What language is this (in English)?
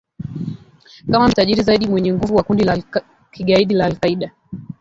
Swahili